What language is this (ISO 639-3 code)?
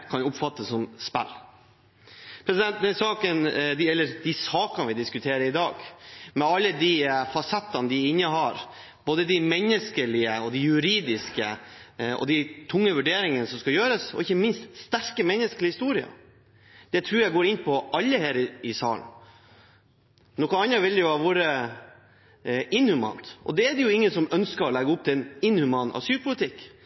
nob